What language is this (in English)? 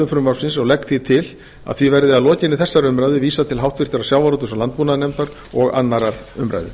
Icelandic